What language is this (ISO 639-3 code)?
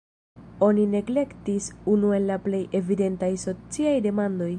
epo